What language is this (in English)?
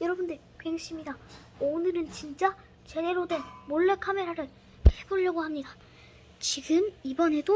Korean